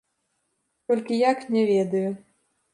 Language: Belarusian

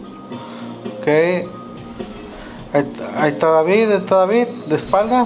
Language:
Spanish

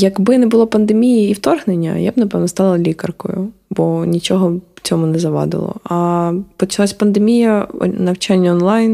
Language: Ukrainian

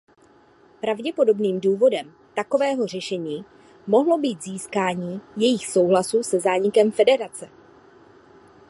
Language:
Czech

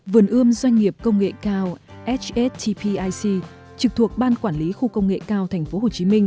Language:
Vietnamese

